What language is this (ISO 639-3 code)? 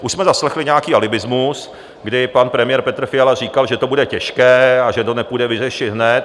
ces